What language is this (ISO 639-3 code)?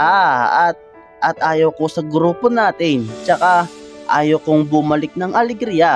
fil